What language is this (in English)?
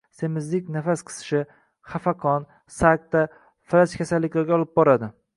Uzbek